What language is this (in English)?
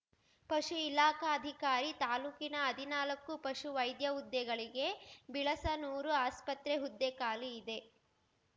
Kannada